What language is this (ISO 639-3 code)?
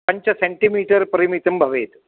san